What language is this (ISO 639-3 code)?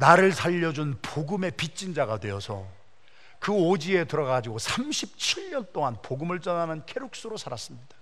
kor